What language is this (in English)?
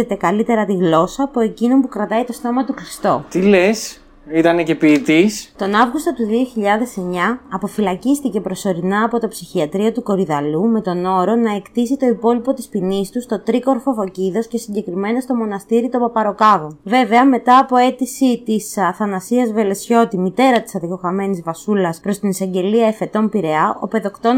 Greek